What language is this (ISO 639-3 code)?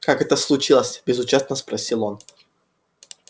rus